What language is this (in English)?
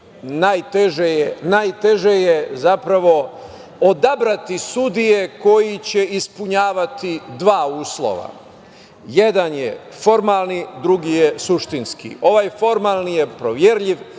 Serbian